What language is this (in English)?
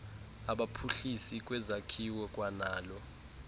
Xhosa